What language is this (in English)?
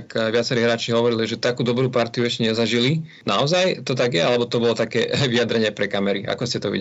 Slovak